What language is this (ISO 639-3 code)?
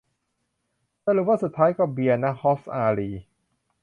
tha